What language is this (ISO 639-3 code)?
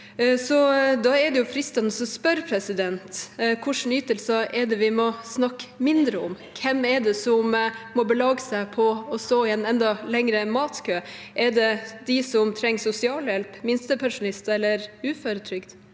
nor